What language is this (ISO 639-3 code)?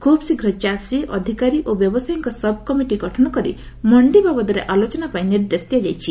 ori